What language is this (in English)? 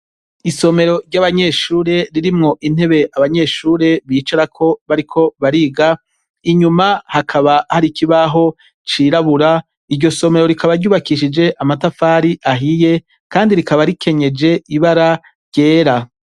Rundi